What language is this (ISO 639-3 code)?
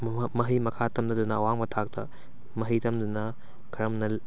mni